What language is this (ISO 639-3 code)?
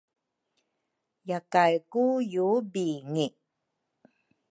dru